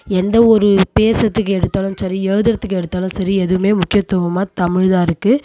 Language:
Tamil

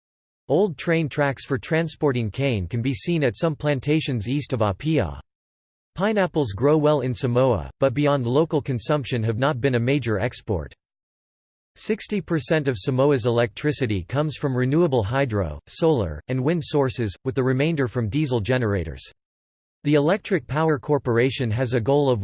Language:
English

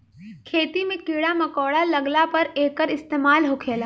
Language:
Bhojpuri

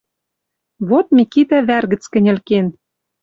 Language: Western Mari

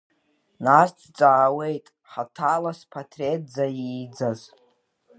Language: Abkhazian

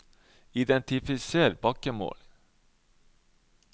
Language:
Norwegian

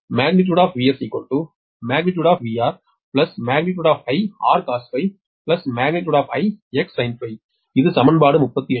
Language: Tamil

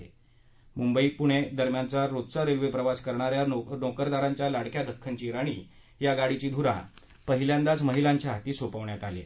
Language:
Marathi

